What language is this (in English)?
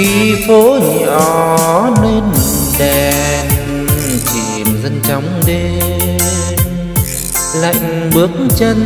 Vietnamese